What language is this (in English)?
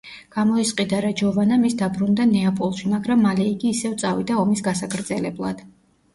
Georgian